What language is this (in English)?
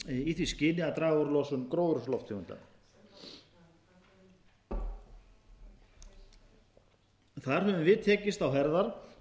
Icelandic